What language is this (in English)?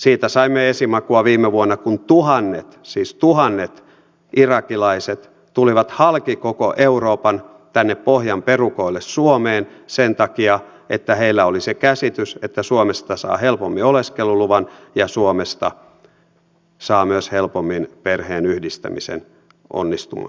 Finnish